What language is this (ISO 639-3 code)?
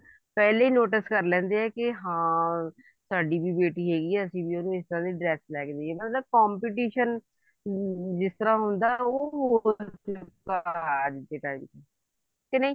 pan